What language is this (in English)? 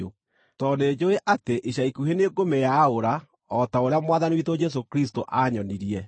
Kikuyu